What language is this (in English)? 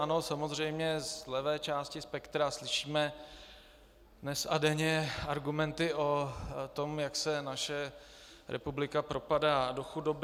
Czech